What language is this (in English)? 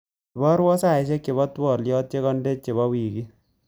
Kalenjin